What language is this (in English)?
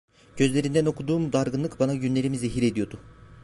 Turkish